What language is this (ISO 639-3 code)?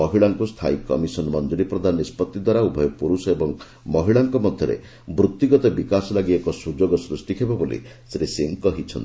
ori